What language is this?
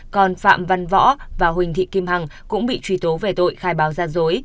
Vietnamese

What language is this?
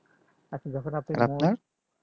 Bangla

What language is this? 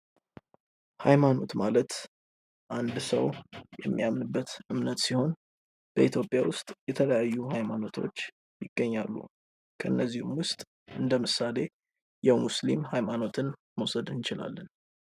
Amharic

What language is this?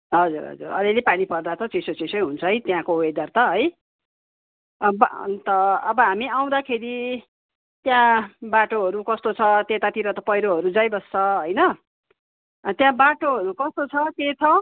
Nepali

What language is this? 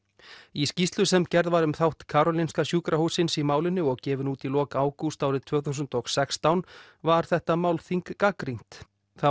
Icelandic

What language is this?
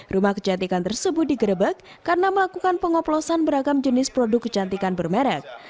Indonesian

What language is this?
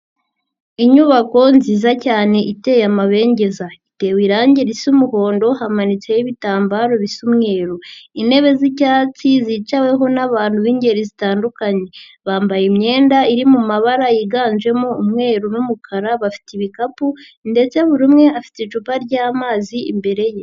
Kinyarwanda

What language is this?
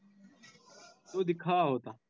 Marathi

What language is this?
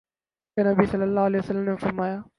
Urdu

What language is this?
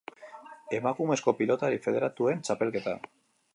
Basque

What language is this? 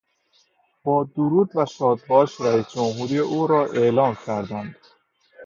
Persian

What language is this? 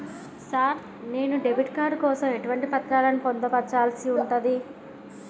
Telugu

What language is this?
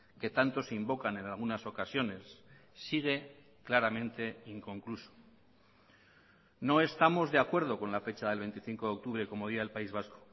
Spanish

